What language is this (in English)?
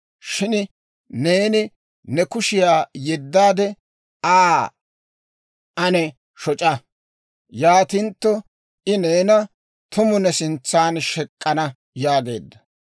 Dawro